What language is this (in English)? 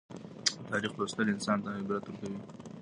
Pashto